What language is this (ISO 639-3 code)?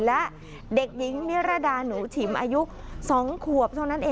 tha